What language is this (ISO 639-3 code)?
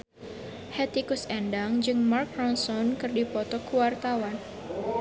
sun